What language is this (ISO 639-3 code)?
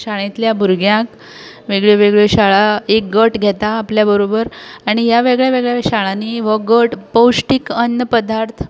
kok